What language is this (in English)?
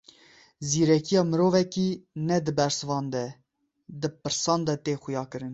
Kurdish